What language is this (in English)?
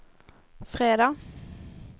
Swedish